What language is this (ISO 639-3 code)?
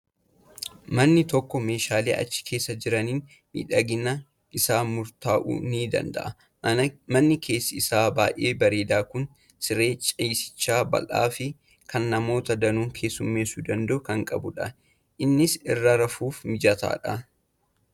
orm